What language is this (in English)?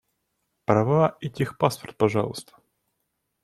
Russian